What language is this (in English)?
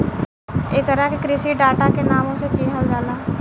Bhojpuri